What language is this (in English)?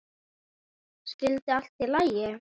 Icelandic